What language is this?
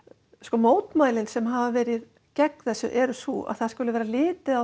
Icelandic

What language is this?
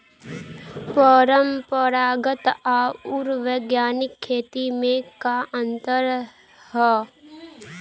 Bhojpuri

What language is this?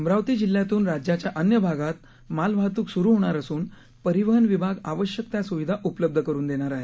Marathi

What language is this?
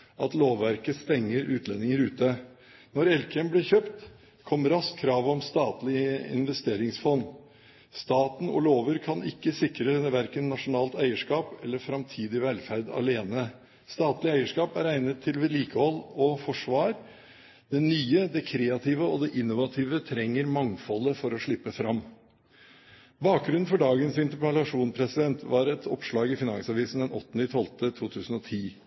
Norwegian Bokmål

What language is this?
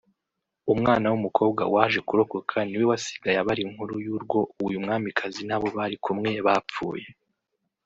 Kinyarwanda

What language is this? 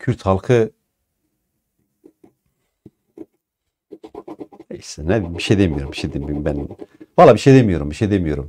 Turkish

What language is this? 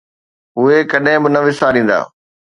Sindhi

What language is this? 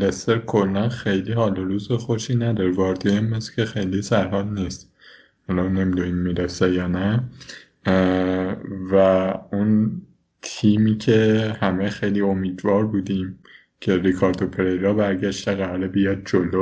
Persian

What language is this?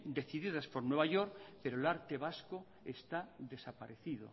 Spanish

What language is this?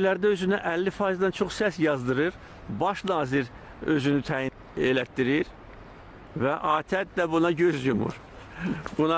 Turkish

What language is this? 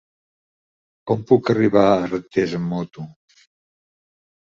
Catalan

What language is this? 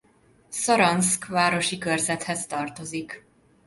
Hungarian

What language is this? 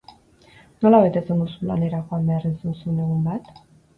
Basque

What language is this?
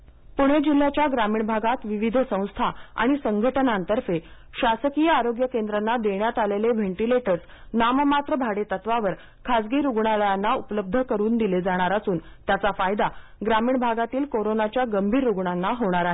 Marathi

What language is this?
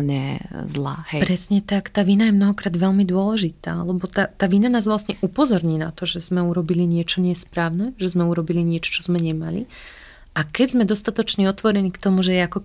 Slovak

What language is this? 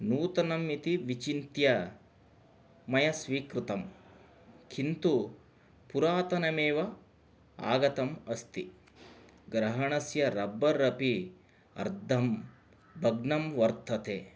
Sanskrit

